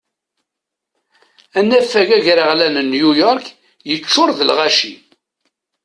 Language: Kabyle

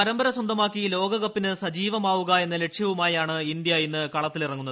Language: Malayalam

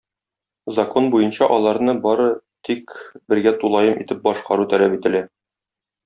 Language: Tatar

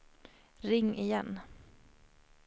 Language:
Swedish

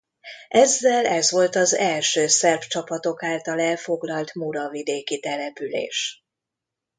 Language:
Hungarian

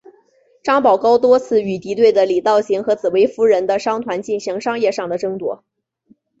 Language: Chinese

